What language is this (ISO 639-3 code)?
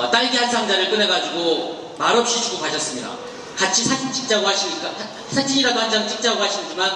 kor